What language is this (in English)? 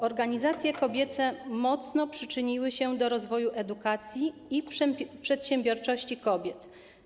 Polish